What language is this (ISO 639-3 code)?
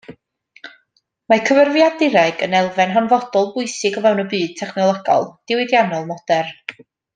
cym